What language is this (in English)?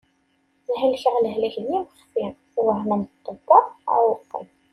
Kabyle